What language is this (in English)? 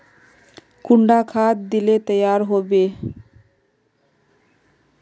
Magahi